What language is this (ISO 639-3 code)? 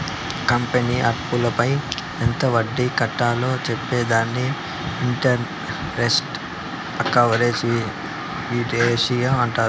tel